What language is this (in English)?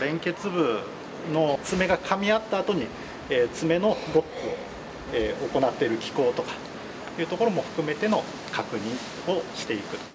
Japanese